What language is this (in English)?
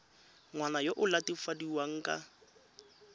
Tswana